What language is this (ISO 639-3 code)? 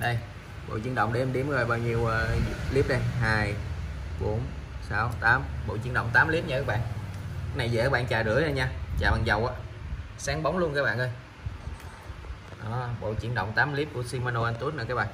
vie